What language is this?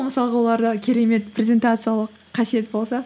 Kazakh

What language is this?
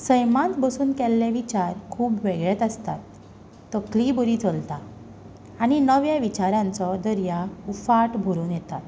Konkani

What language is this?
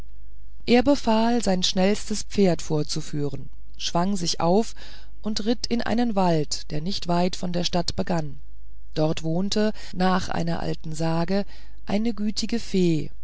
German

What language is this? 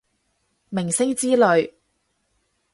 Cantonese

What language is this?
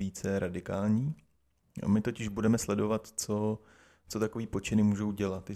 Czech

